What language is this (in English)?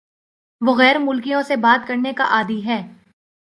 Urdu